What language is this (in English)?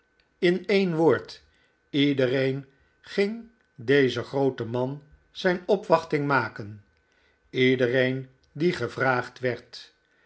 Dutch